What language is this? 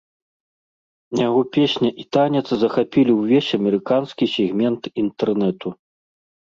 Belarusian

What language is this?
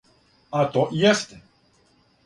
Serbian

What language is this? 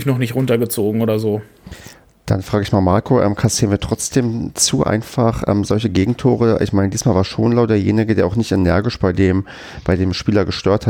German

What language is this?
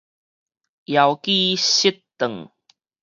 Min Nan Chinese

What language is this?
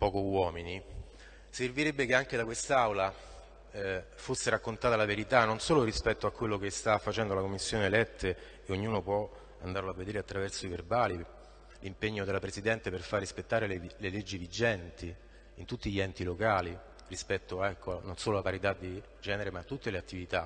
Italian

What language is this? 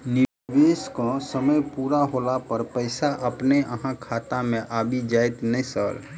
Maithili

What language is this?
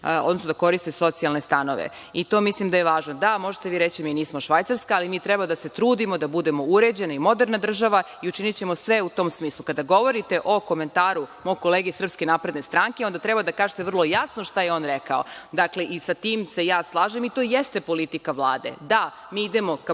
Serbian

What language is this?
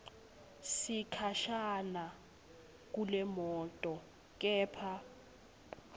Swati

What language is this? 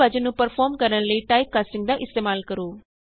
Punjabi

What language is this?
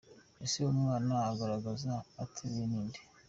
Kinyarwanda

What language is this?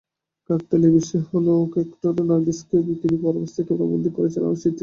Bangla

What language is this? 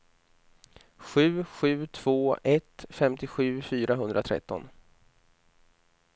Swedish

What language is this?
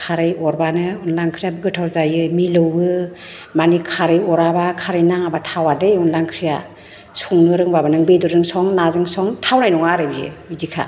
Bodo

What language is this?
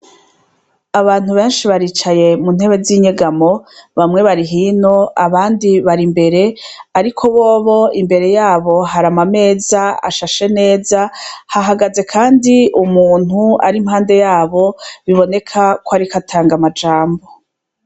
Rundi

